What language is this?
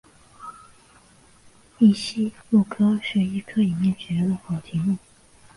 Chinese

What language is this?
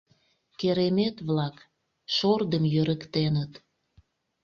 Mari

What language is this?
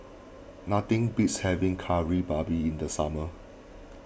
English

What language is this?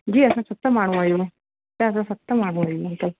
Sindhi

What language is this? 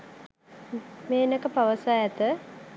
Sinhala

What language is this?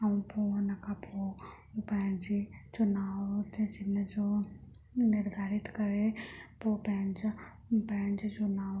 Sindhi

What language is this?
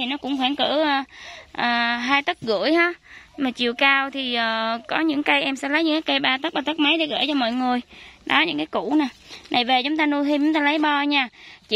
Vietnamese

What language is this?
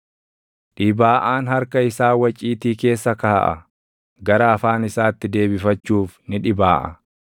Oromo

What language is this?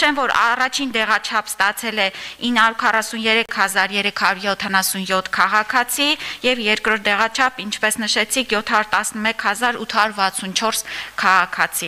German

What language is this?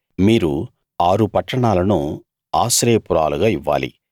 Telugu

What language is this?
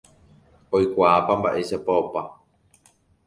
Guarani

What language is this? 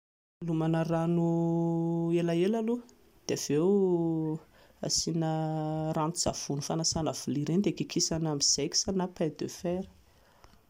Malagasy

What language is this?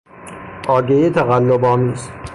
Persian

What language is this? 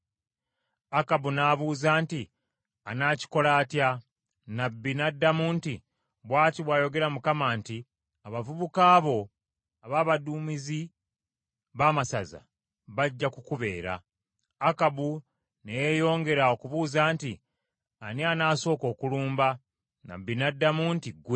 Ganda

